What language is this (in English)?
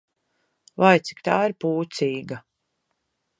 Latvian